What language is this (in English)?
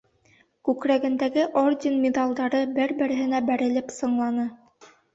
Bashkir